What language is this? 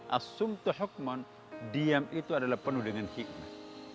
Indonesian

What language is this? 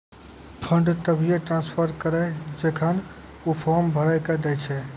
Maithili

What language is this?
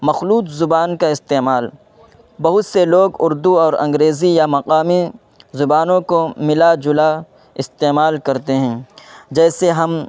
Urdu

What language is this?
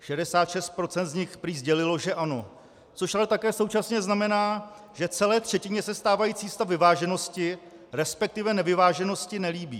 Czech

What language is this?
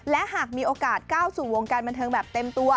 Thai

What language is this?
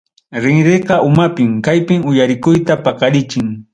Ayacucho Quechua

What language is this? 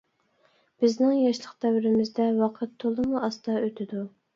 Uyghur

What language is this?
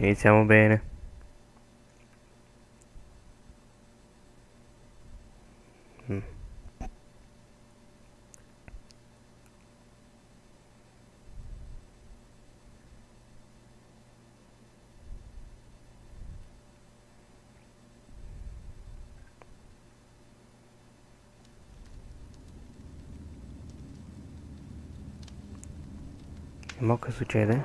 Italian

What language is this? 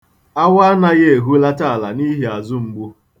Igbo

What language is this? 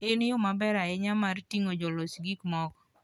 Luo (Kenya and Tanzania)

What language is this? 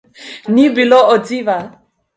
Slovenian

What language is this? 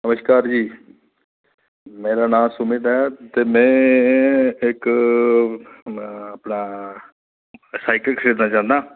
Dogri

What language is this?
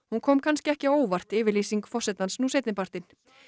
Icelandic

